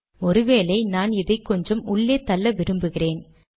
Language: Tamil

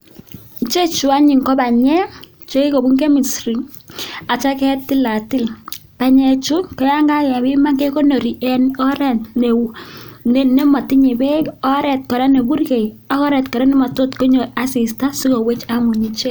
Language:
Kalenjin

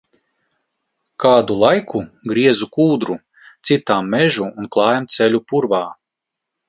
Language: Latvian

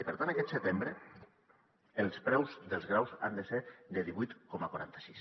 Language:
Catalan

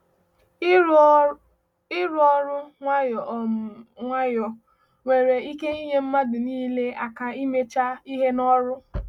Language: Igbo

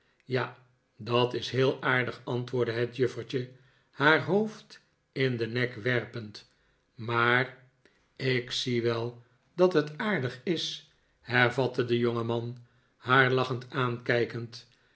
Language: Dutch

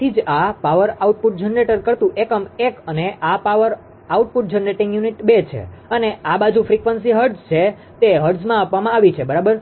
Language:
Gujarati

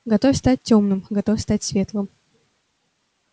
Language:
Russian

